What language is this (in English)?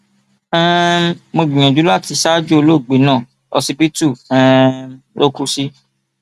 Yoruba